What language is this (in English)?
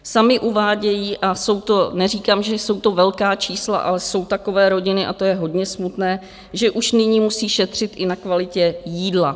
Czech